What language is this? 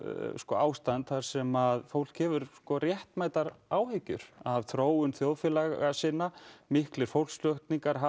Icelandic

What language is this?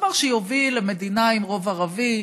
Hebrew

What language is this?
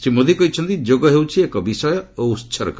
Odia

